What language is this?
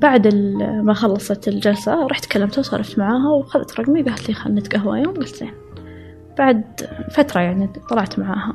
Arabic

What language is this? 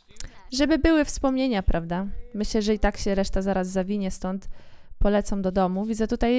Polish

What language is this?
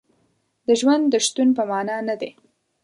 Pashto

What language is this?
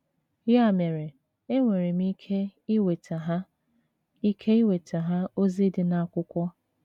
Igbo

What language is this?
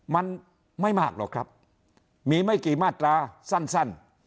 Thai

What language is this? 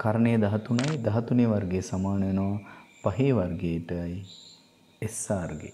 English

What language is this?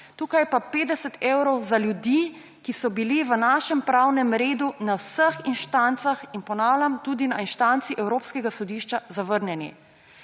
Slovenian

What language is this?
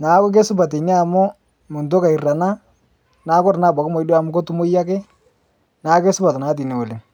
Masai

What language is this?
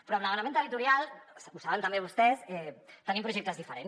Catalan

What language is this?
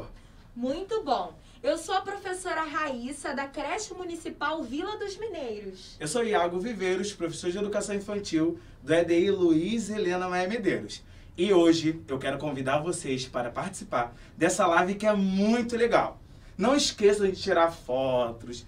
Portuguese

